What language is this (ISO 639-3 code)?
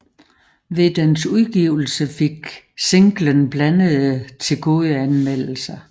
dan